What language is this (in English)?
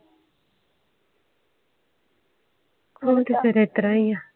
Punjabi